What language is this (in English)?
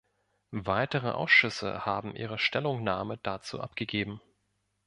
German